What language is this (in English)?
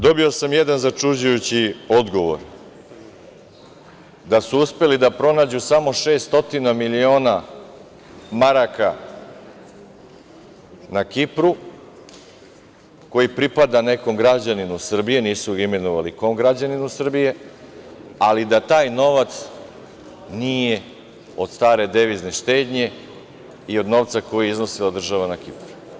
Serbian